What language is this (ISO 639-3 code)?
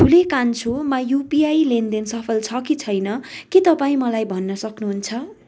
nep